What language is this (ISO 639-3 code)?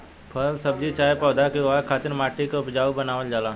bho